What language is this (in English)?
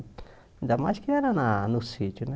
Portuguese